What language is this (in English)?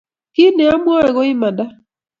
Kalenjin